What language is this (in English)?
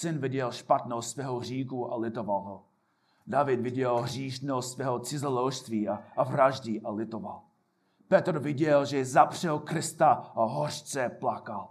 Czech